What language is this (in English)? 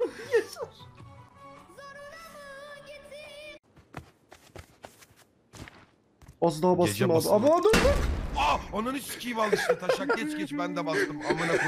Turkish